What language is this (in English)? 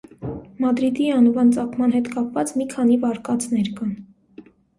Armenian